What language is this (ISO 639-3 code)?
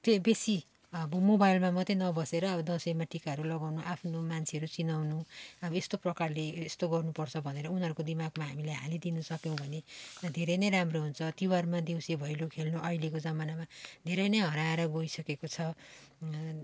nep